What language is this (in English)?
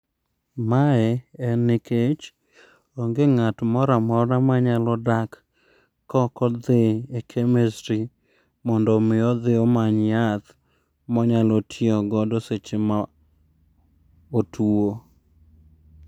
Luo (Kenya and Tanzania)